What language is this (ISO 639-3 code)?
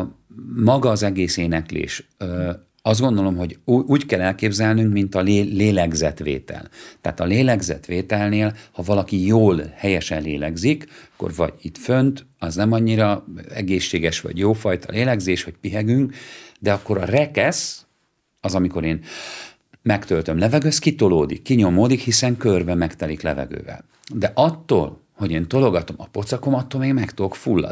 hun